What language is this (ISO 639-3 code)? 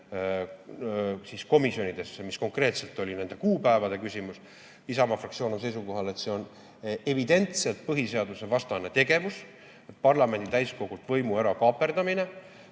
est